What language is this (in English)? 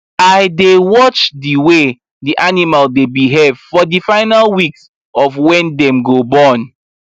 Nigerian Pidgin